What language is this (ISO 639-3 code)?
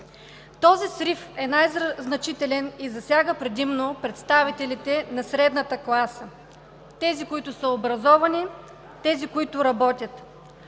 bul